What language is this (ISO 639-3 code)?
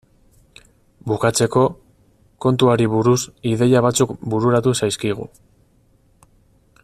eus